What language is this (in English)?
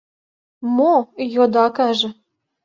Mari